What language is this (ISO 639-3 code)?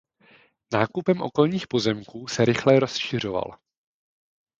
ces